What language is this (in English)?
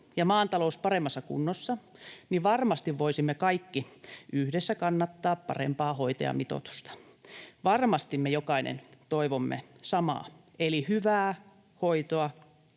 Finnish